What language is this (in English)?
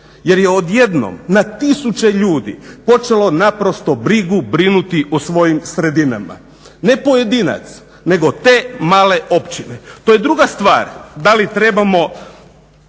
Croatian